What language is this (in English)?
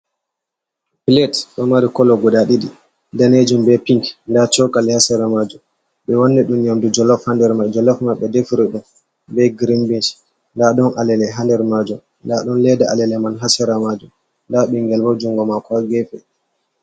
Fula